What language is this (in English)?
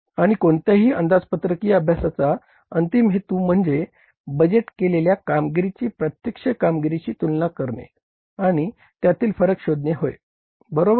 Marathi